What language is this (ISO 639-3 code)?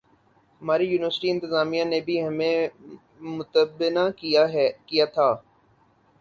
urd